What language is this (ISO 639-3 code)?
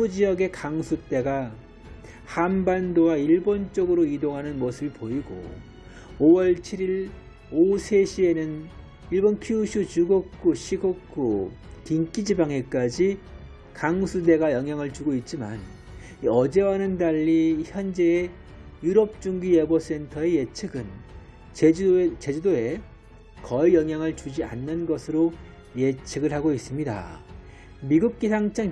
kor